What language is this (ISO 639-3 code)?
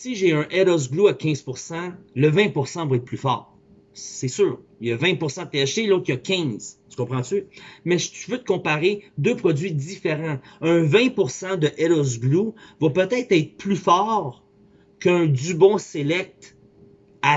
fra